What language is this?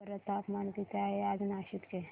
Marathi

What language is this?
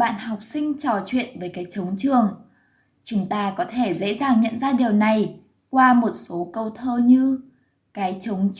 Vietnamese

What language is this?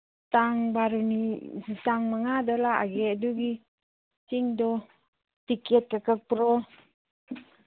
Manipuri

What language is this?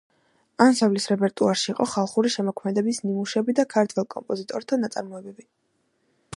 Georgian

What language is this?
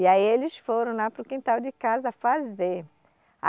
Portuguese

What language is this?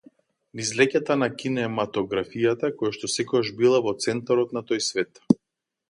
Macedonian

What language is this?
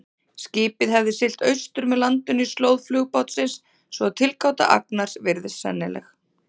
Icelandic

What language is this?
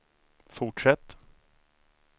Swedish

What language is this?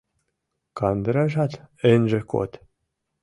Mari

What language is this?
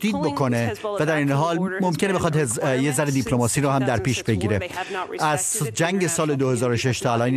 Persian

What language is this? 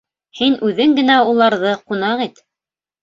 Bashkir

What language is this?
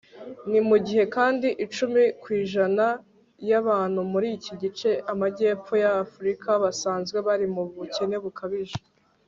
Kinyarwanda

